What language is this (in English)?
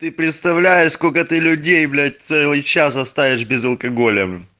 Russian